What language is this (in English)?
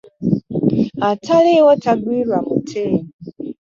Ganda